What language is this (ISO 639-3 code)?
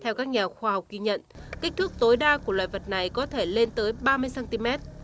vie